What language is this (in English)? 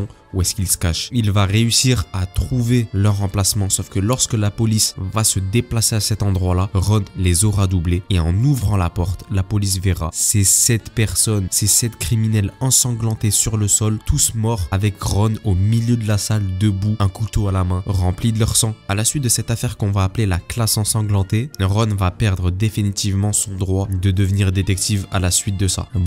French